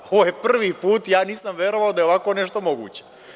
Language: Serbian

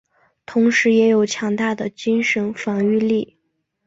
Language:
Chinese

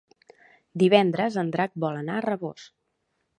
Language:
Catalan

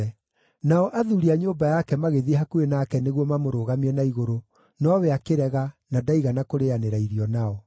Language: Kikuyu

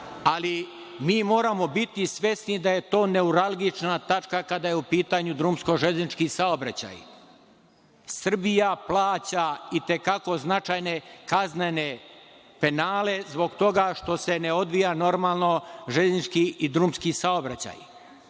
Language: Serbian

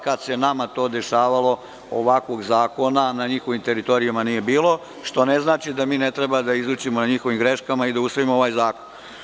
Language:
Serbian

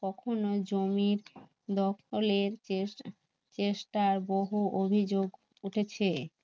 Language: Bangla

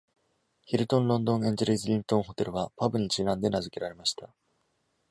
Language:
Japanese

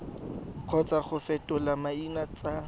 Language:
Tswana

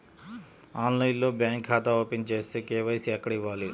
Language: Telugu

